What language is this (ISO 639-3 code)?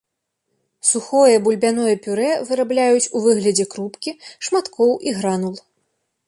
bel